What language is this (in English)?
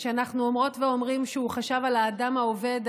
Hebrew